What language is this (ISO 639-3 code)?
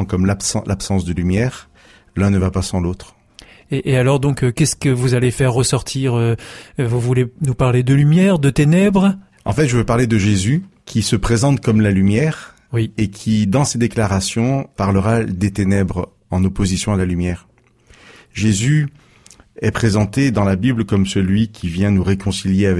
fra